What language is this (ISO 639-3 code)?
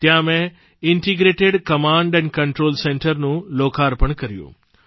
guj